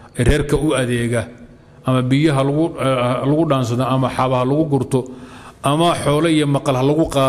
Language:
Arabic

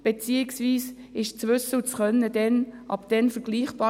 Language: Swiss German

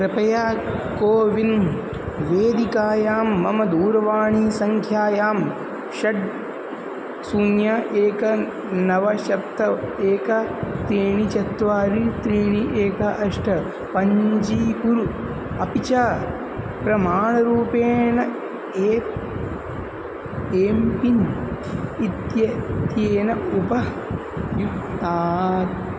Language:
Sanskrit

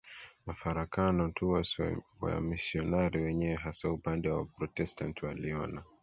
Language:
Swahili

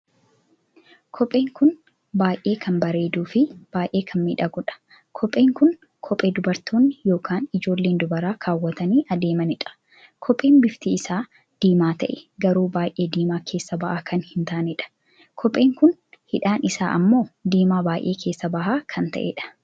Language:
Oromo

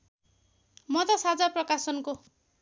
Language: Nepali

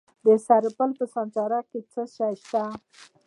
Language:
Pashto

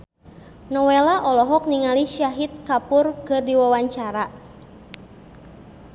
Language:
Sundanese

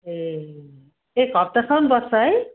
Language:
Nepali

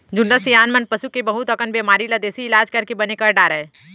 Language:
Chhattisgarhi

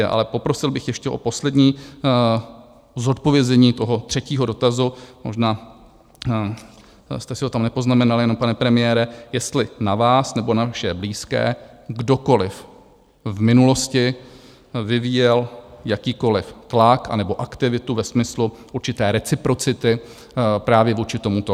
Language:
Czech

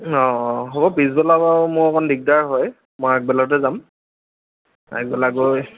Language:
Assamese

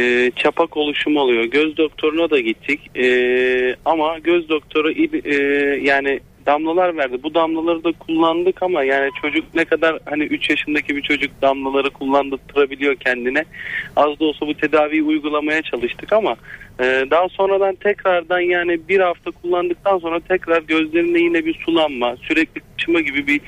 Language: Turkish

